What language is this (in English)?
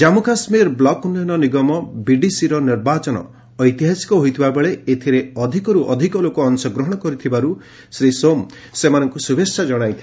Odia